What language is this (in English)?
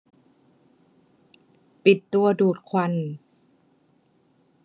Thai